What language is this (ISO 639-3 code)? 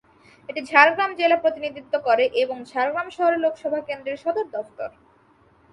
ben